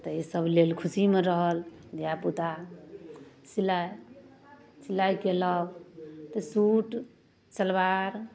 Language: Maithili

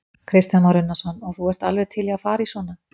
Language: Icelandic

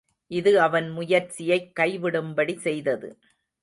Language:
Tamil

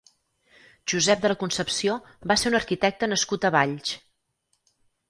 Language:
Catalan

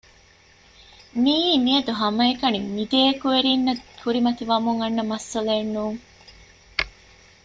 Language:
Divehi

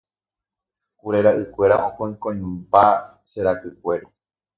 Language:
Guarani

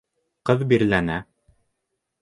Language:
Bashkir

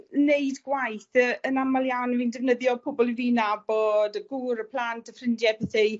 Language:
Welsh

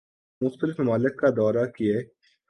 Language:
Urdu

